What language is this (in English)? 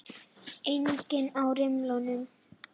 Icelandic